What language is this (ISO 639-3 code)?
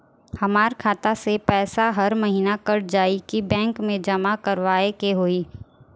bho